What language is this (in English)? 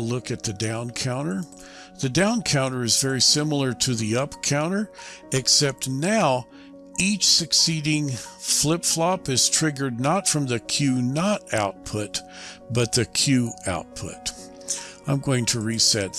English